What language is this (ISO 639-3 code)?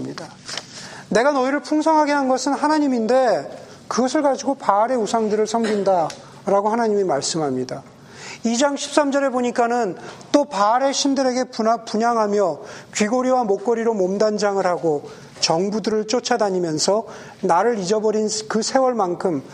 kor